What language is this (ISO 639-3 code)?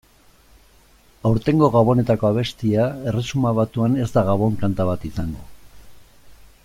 eus